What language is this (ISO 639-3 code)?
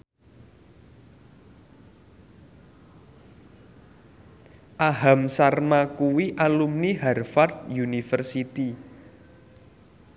jav